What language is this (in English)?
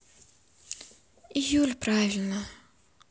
Russian